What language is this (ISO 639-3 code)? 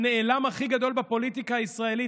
heb